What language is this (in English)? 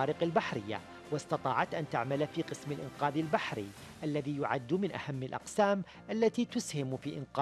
Arabic